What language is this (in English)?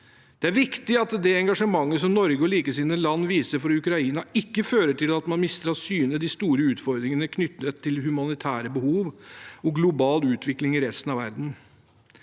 Norwegian